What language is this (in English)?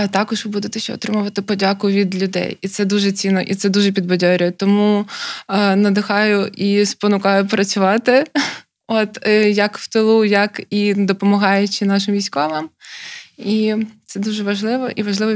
Ukrainian